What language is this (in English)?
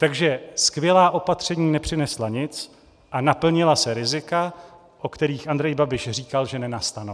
Czech